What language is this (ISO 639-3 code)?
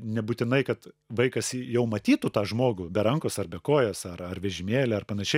lit